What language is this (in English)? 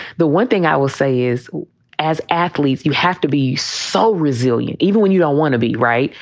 English